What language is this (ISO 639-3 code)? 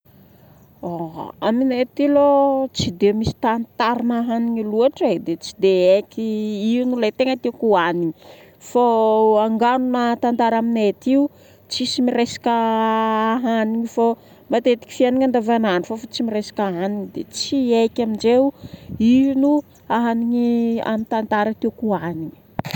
bmm